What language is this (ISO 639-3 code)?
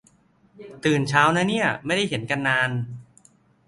tha